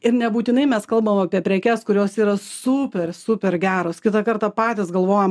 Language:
Lithuanian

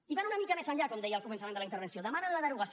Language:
Catalan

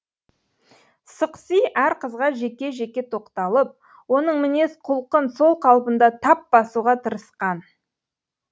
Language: Kazakh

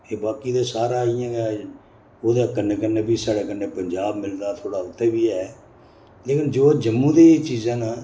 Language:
Dogri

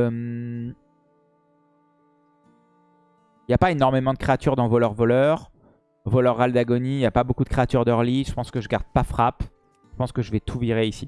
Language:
French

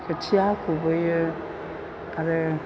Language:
Bodo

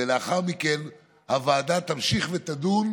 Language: Hebrew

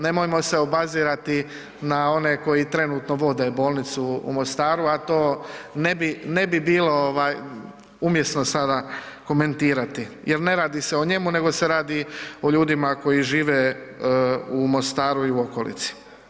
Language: Croatian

